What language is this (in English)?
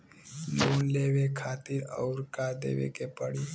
Bhojpuri